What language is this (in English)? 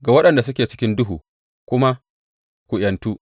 Hausa